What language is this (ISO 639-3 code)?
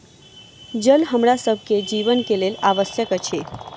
mai